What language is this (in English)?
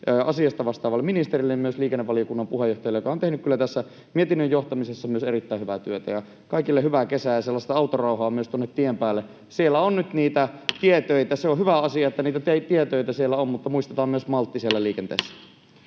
Finnish